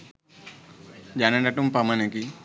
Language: Sinhala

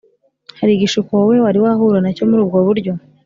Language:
Kinyarwanda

